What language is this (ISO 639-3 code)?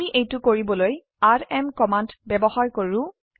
asm